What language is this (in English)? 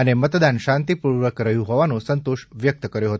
Gujarati